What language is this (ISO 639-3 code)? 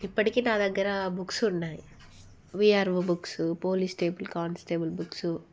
tel